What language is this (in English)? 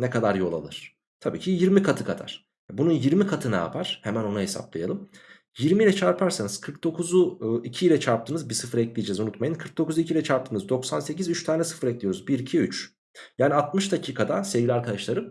Turkish